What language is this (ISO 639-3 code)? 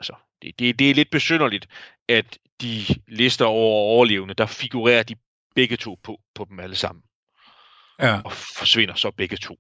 dan